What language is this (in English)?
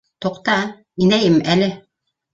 Bashkir